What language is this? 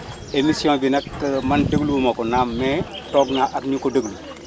Wolof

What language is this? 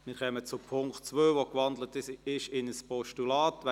Swiss German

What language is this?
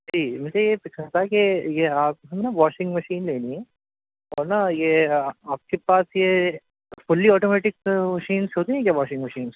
Urdu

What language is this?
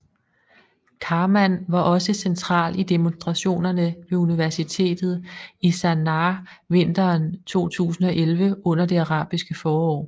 Danish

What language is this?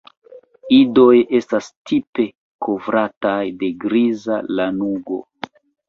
Esperanto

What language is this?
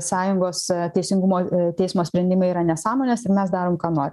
Lithuanian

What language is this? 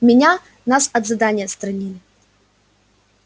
Russian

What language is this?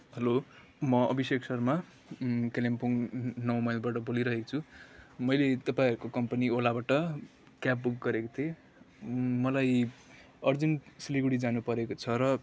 Nepali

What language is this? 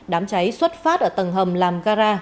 Vietnamese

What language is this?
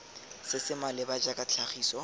Tswana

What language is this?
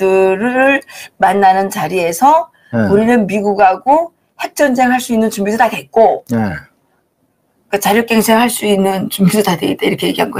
Korean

